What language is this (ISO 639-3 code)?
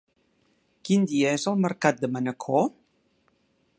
cat